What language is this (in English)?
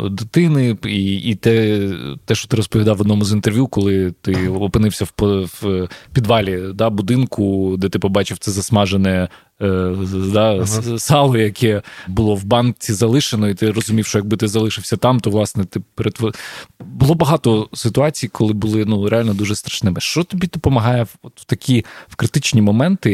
Ukrainian